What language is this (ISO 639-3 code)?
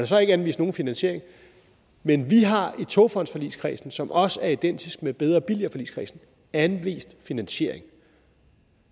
dan